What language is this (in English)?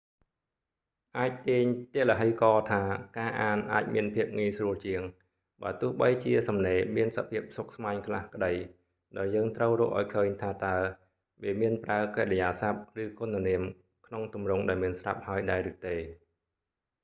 Khmer